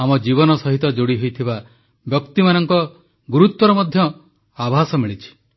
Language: Odia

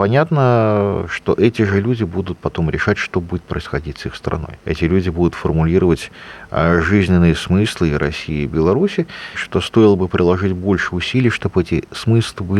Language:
Russian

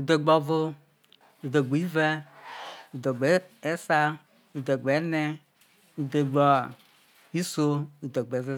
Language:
Isoko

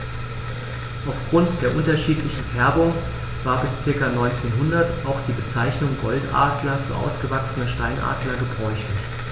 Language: German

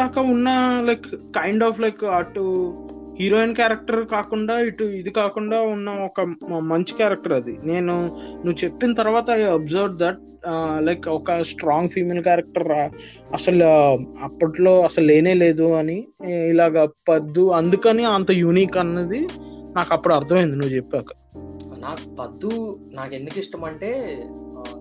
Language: Telugu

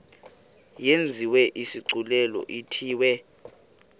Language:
Xhosa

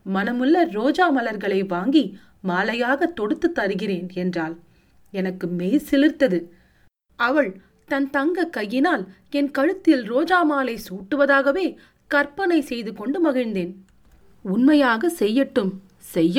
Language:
Tamil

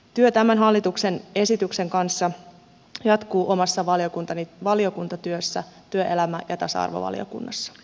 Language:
Finnish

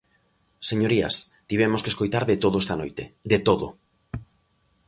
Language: Galician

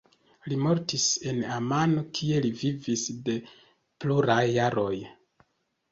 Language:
Esperanto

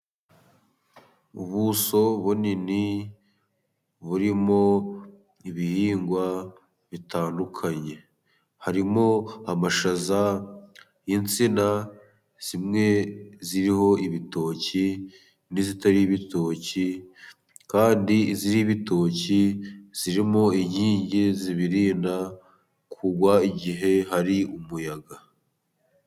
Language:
Kinyarwanda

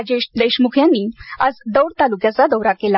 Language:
Marathi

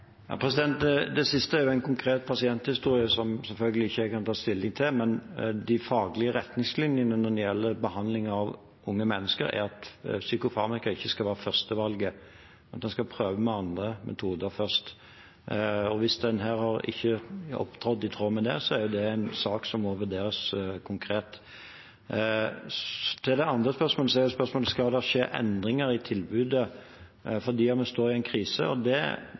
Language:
Norwegian Bokmål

